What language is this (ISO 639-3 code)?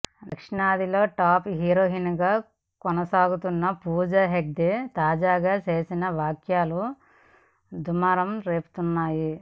tel